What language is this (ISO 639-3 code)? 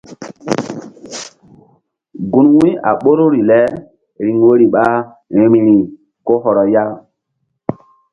mdd